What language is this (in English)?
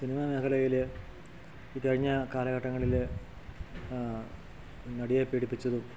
Malayalam